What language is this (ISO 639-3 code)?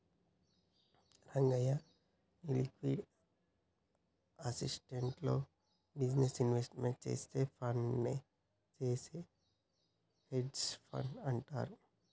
tel